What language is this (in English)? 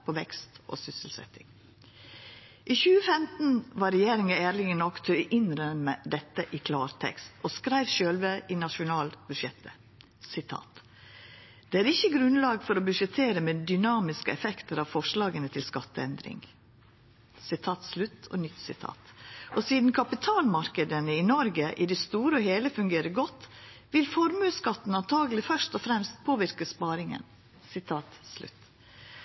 Norwegian Nynorsk